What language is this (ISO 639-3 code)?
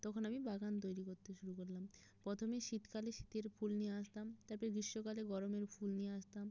ben